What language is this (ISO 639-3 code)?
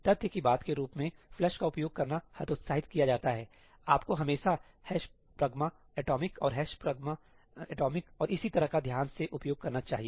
hin